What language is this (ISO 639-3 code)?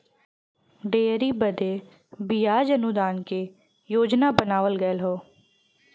bho